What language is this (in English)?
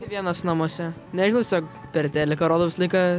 Lithuanian